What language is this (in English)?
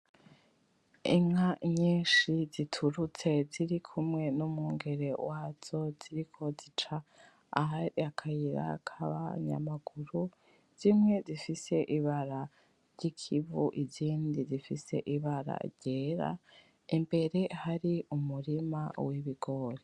Rundi